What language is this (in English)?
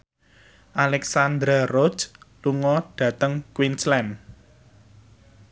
Javanese